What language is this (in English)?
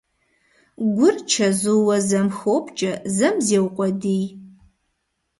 Kabardian